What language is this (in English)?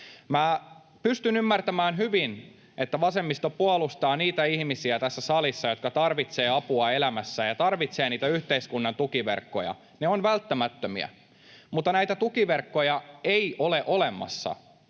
Finnish